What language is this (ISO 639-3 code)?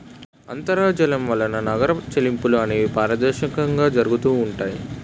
tel